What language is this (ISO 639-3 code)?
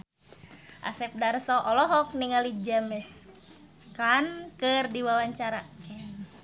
sun